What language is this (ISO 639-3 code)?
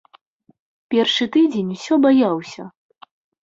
bel